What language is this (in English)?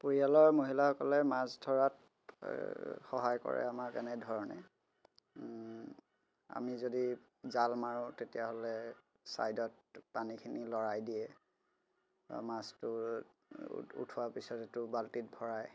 Assamese